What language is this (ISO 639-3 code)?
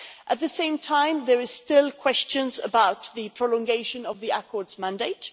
eng